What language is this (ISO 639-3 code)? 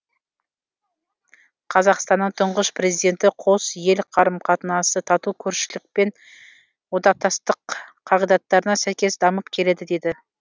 kaz